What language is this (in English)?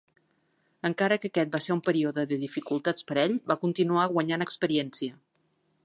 Catalan